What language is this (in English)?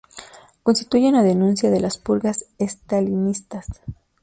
Spanish